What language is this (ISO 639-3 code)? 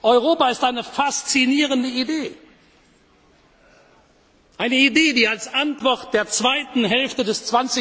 deu